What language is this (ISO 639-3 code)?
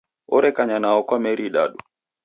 dav